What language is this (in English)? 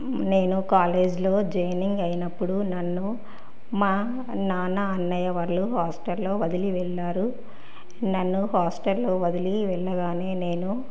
Telugu